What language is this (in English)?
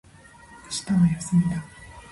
Japanese